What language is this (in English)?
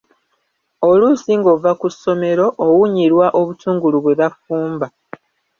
Ganda